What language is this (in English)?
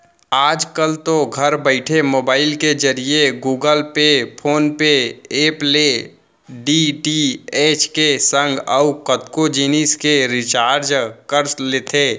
Chhattisgarhi